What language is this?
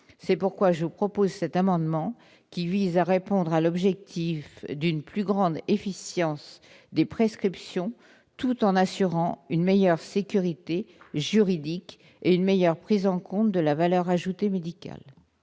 French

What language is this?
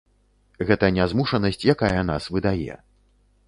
Belarusian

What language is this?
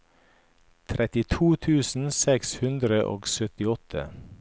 Norwegian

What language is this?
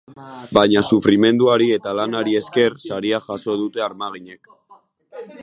Basque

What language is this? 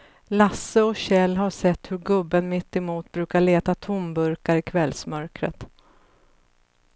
Swedish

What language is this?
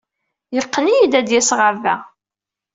Kabyle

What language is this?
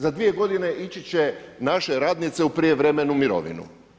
Croatian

